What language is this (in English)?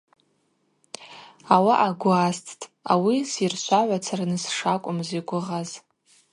Abaza